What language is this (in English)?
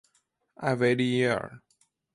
Chinese